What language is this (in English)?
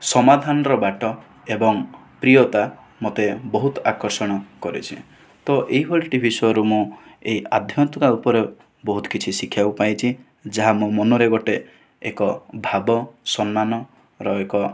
Odia